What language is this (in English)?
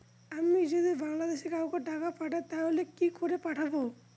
Bangla